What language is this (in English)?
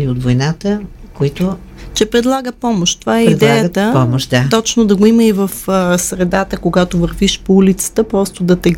Bulgarian